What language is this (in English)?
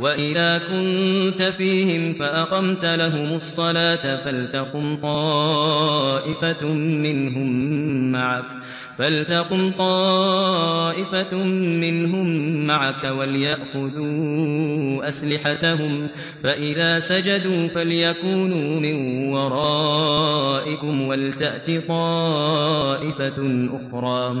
Arabic